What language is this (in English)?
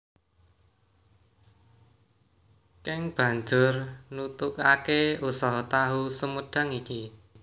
Javanese